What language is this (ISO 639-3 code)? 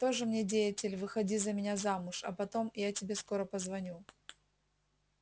rus